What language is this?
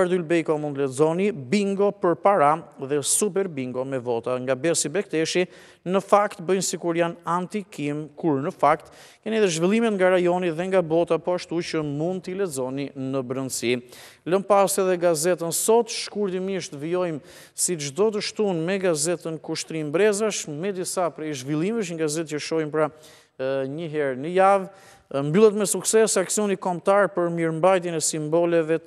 Romanian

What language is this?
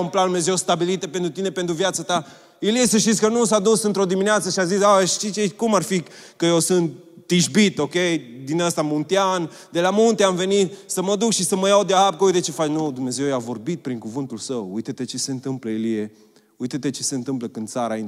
Romanian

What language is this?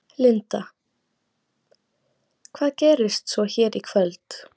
Icelandic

